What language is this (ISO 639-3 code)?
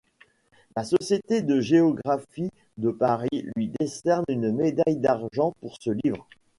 fra